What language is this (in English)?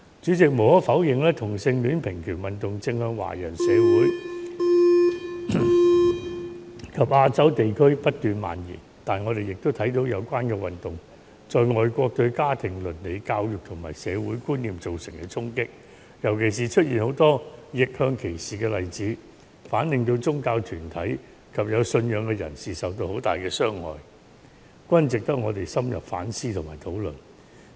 Cantonese